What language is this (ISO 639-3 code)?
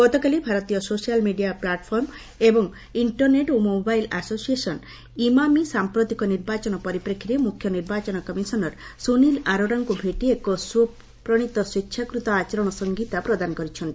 ori